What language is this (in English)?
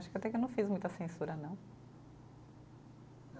Portuguese